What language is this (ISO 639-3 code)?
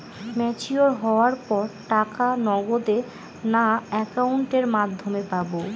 ben